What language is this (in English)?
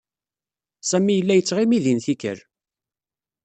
Kabyle